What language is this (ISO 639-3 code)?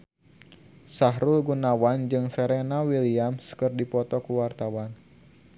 sun